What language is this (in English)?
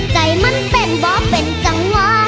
Thai